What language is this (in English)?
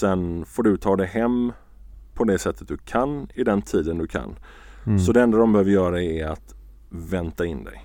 Swedish